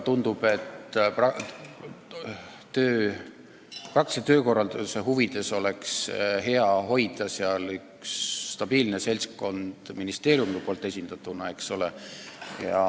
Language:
Estonian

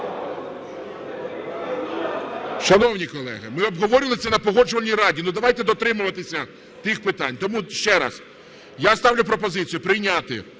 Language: Ukrainian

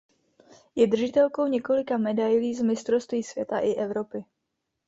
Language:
Czech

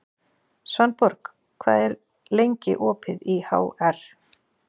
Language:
Icelandic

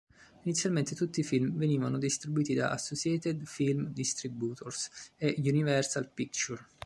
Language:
Italian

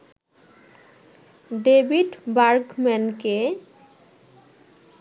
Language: Bangla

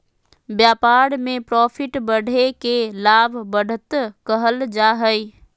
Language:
Magahi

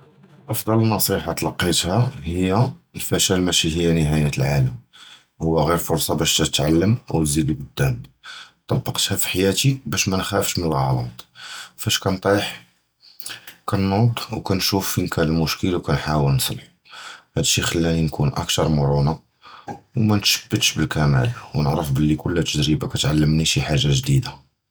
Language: Judeo-Arabic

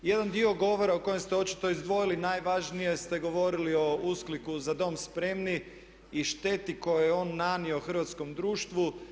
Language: Croatian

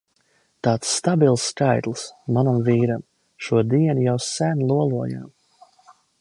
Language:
Latvian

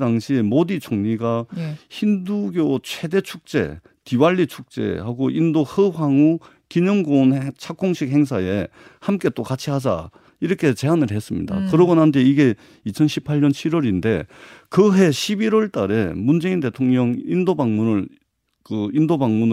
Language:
Korean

